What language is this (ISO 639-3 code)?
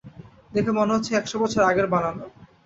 ben